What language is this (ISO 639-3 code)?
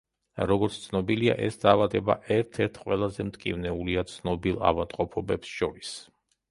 kat